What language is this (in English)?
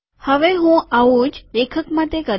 Gujarati